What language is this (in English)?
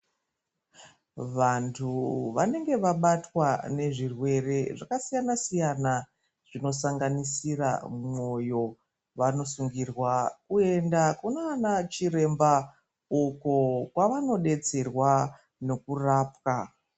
Ndau